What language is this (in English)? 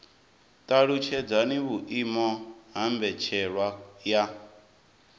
Venda